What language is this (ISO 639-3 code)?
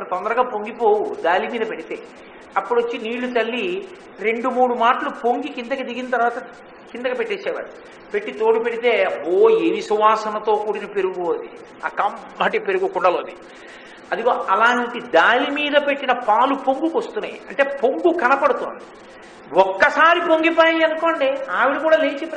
tel